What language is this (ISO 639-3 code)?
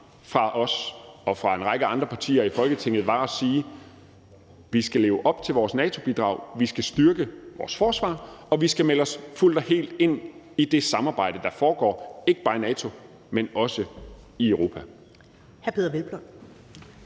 dan